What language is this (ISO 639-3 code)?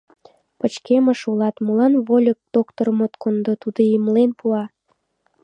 chm